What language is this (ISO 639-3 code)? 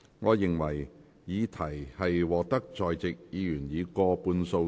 yue